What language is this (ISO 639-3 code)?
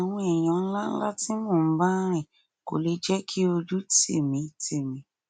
yor